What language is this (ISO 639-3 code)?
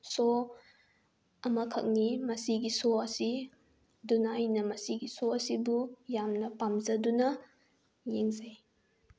mni